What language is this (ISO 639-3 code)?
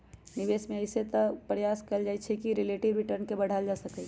mag